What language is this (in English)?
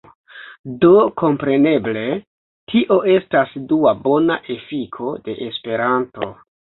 Esperanto